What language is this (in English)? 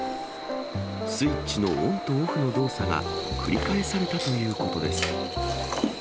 Japanese